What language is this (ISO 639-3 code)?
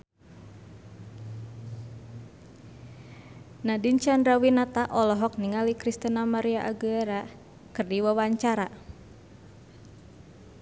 sun